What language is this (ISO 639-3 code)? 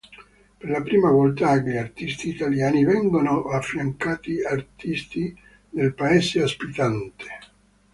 ita